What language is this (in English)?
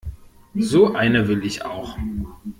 German